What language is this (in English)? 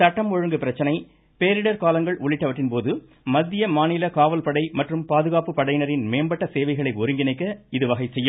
Tamil